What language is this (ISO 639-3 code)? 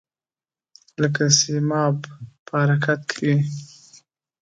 pus